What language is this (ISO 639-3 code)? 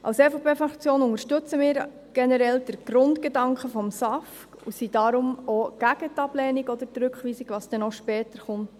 gsw